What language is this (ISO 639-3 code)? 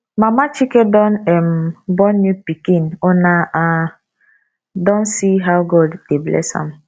pcm